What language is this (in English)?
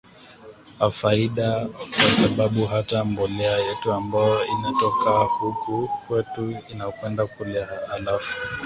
Swahili